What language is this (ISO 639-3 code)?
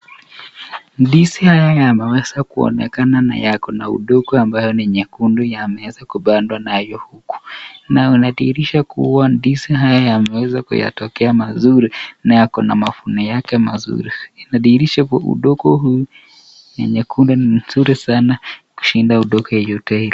swa